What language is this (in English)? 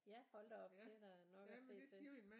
Danish